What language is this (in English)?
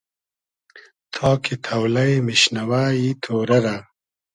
Hazaragi